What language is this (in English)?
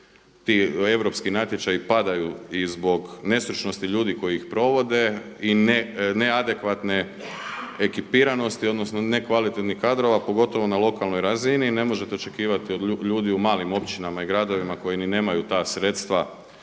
Croatian